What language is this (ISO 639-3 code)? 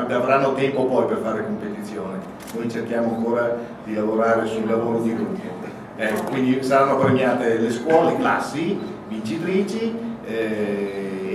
ita